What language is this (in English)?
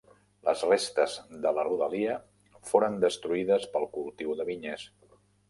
Catalan